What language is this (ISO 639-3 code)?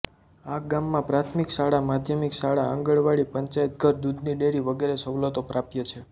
guj